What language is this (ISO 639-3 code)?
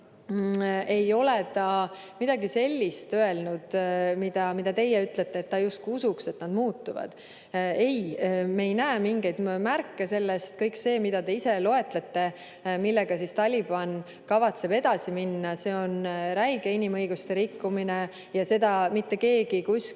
est